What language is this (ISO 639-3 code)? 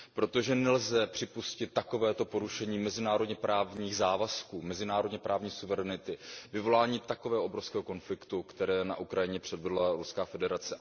ces